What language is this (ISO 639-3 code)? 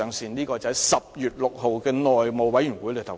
yue